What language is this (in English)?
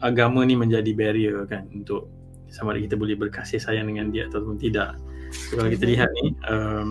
Malay